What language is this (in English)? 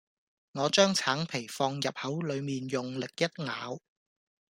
Cantonese